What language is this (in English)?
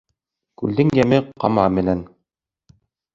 Bashkir